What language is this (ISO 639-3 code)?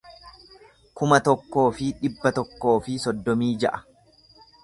orm